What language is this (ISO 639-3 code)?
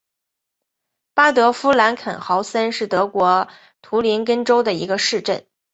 zho